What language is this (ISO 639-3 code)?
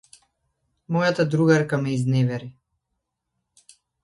mkd